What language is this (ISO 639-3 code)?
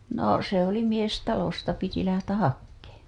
fin